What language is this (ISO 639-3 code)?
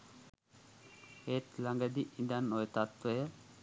sin